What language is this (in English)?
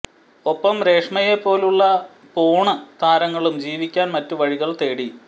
Malayalam